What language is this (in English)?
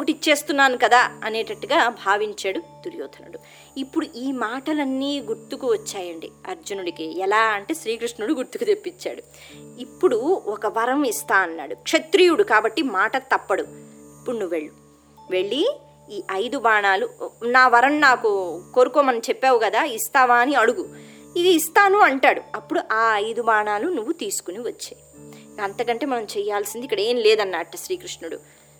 Telugu